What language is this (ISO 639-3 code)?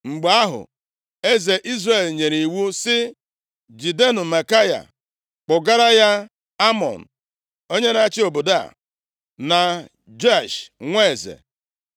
ibo